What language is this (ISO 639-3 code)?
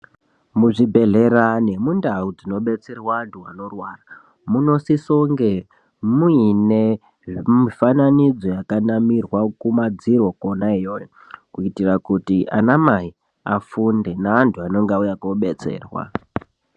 ndc